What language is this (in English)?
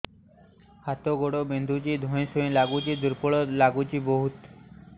Odia